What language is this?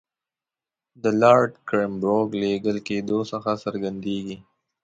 Pashto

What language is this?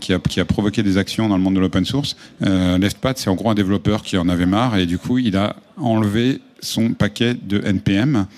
French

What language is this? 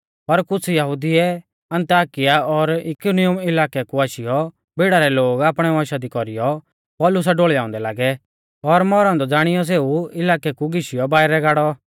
Mahasu Pahari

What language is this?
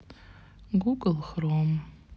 Russian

